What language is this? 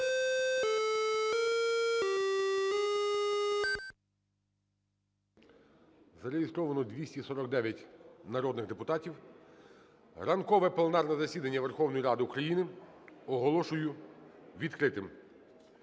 Ukrainian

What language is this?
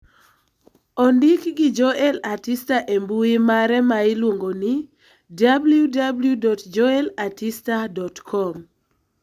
Luo (Kenya and Tanzania)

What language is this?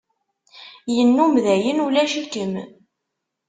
Kabyle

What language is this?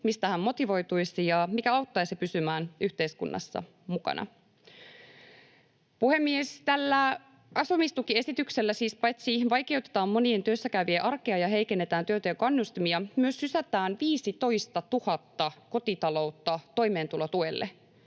Finnish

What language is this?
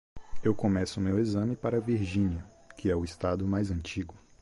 Portuguese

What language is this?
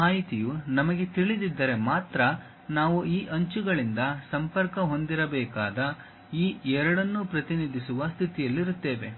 Kannada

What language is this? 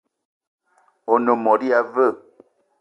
Eton (Cameroon)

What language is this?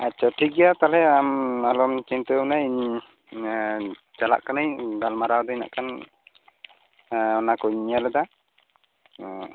Santali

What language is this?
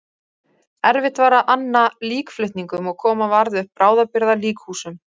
Icelandic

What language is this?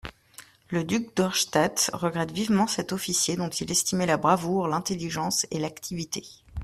French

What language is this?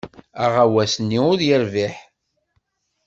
Kabyle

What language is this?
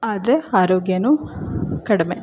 Kannada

